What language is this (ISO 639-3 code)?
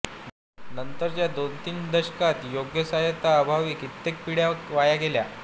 mar